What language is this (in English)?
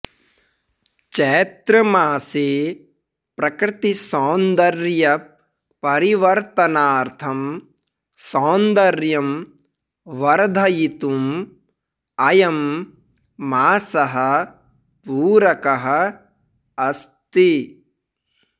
Sanskrit